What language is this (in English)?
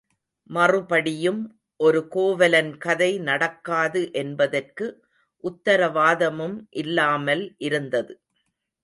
Tamil